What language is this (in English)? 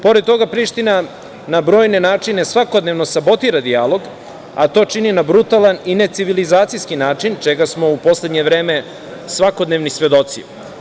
Serbian